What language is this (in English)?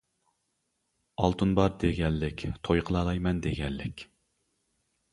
Uyghur